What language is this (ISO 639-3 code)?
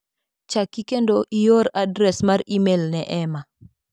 luo